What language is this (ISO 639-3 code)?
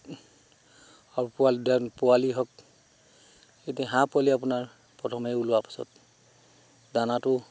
asm